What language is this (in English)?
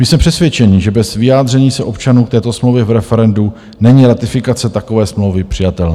Czech